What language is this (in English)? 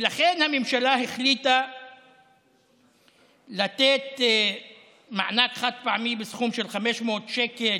Hebrew